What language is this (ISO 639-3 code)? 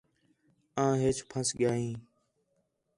xhe